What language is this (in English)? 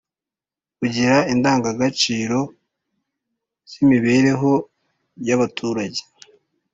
Kinyarwanda